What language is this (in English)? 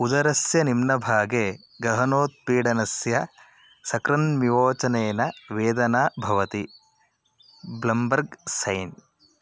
Sanskrit